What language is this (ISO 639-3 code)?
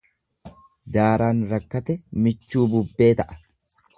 orm